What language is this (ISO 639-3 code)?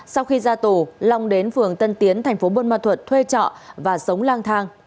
vie